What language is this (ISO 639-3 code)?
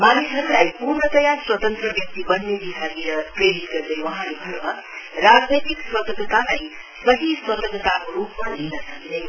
nep